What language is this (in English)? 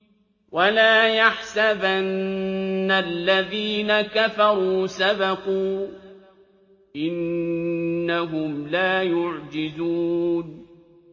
Arabic